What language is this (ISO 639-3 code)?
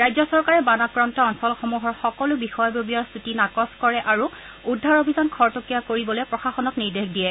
asm